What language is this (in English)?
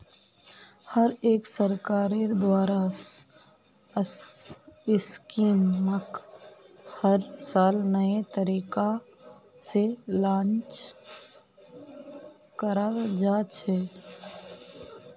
Magahi